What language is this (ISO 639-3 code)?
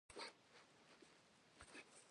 kbd